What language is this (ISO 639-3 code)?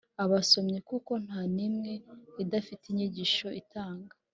kin